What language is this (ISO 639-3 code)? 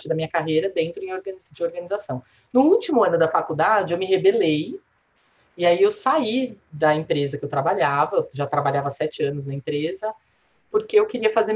por